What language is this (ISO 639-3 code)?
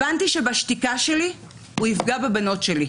heb